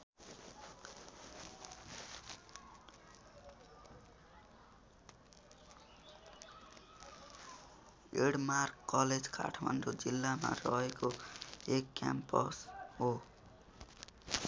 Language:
Nepali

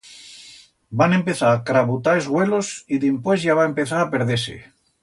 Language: Aragonese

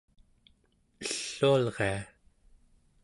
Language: Central Yupik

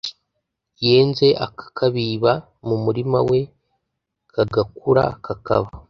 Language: Kinyarwanda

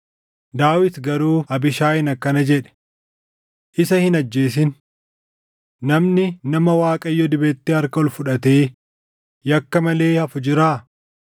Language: Oromo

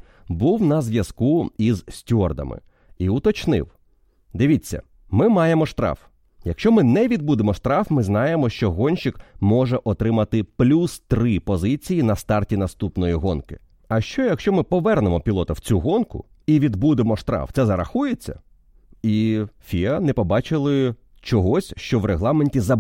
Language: Ukrainian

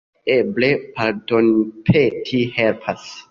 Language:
Esperanto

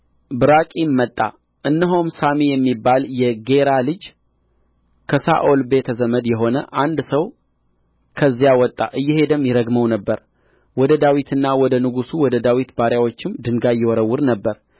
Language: Amharic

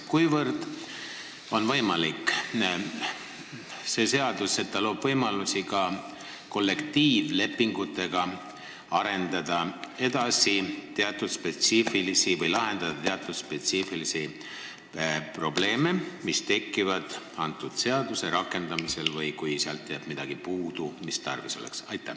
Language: Estonian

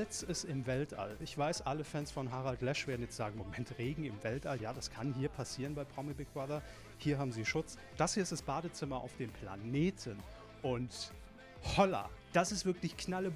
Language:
German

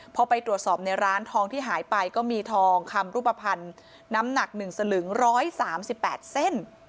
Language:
Thai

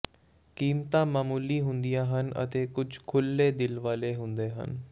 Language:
Punjabi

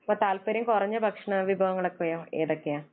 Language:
Malayalam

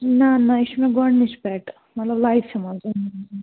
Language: Kashmiri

